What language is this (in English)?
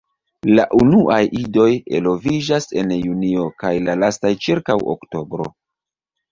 Esperanto